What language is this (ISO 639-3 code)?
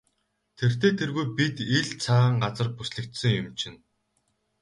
mon